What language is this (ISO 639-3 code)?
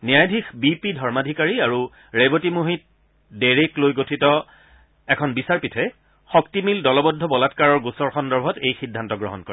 asm